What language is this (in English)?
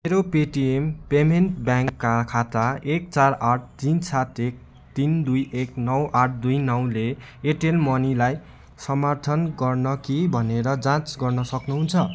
Nepali